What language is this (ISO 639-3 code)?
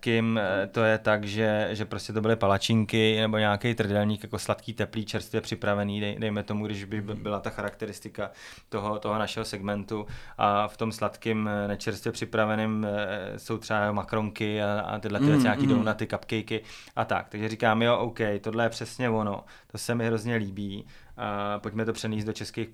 ces